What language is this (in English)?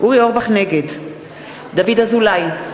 Hebrew